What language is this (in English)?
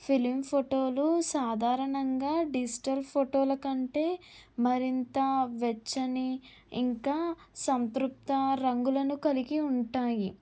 Telugu